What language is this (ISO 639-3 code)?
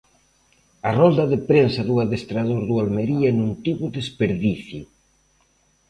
glg